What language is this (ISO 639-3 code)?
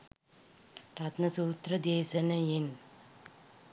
sin